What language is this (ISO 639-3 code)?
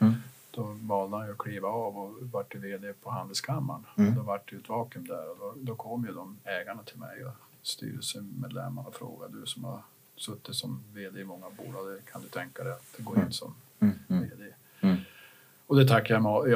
swe